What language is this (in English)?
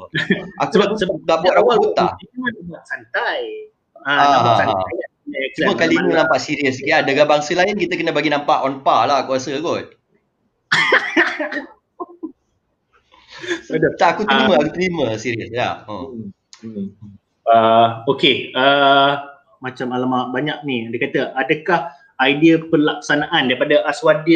Malay